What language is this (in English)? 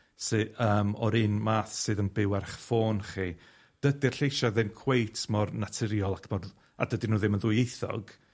Welsh